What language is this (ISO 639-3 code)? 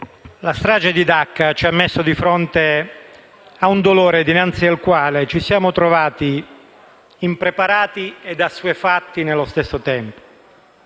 ita